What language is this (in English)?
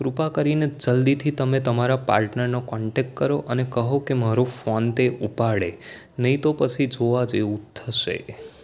Gujarati